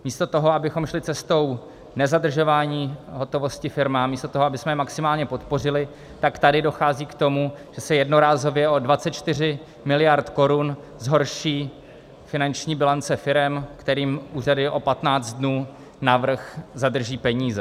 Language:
Czech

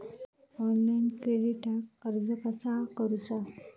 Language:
Marathi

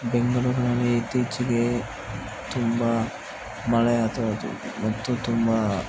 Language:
Kannada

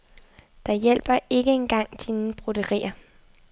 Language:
Danish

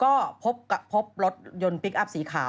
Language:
Thai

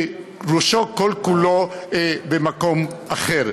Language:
Hebrew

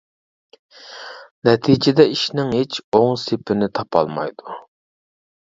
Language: Uyghur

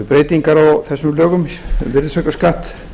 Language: Icelandic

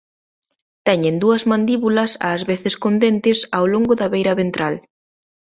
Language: Galician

